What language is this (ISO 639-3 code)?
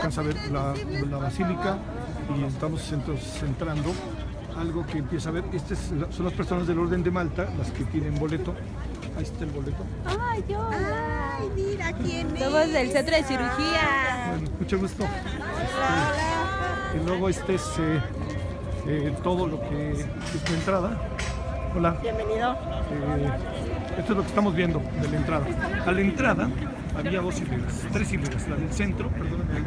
spa